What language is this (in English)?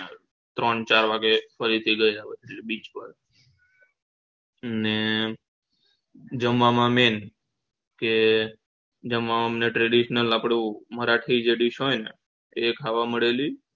Gujarati